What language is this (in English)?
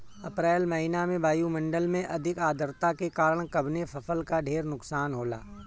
Bhojpuri